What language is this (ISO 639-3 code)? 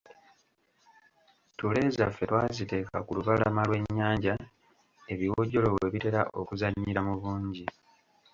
lug